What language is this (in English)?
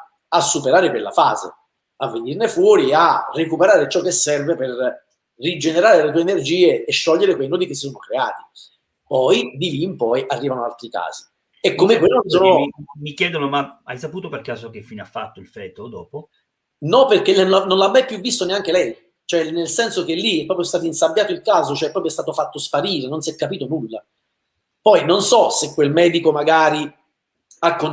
Italian